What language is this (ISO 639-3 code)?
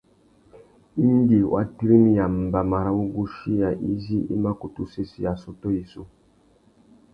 bag